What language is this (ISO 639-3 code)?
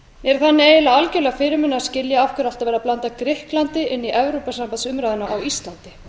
isl